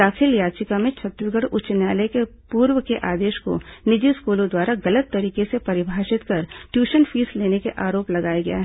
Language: Hindi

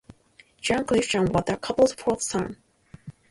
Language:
English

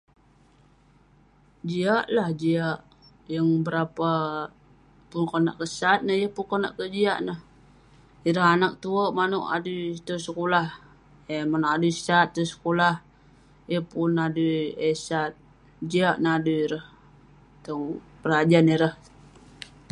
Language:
Western Penan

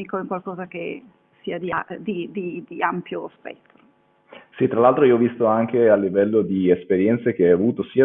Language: Italian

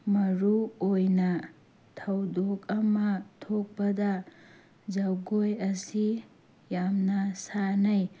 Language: Manipuri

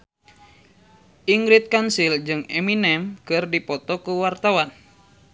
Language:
Sundanese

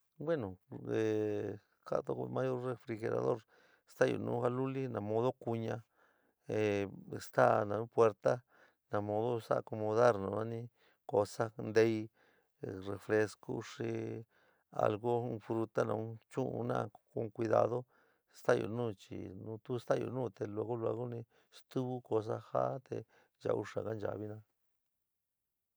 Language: San Miguel El Grande Mixtec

